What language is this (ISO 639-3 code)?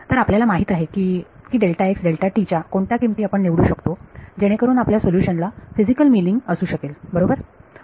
mar